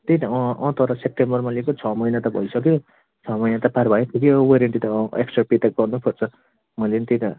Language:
Nepali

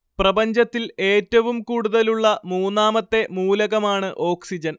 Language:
Malayalam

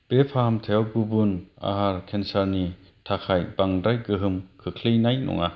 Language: Bodo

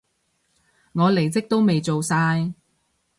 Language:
Cantonese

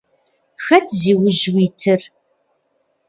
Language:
Kabardian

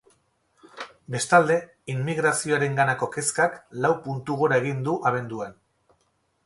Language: Basque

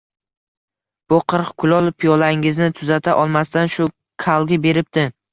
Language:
Uzbek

